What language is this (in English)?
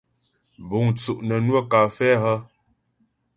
Ghomala